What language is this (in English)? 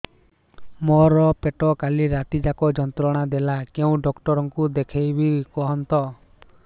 Odia